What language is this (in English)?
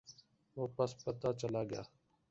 Urdu